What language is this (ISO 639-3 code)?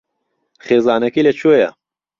ckb